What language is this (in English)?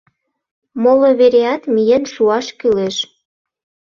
Mari